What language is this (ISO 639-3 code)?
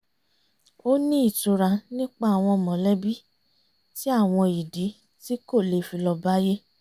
yor